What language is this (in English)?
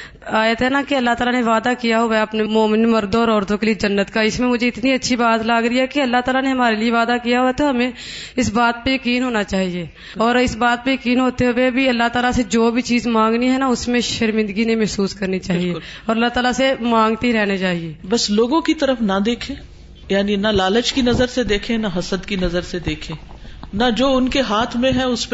Urdu